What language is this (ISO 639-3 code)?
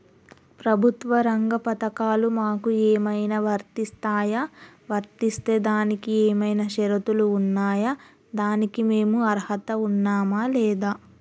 tel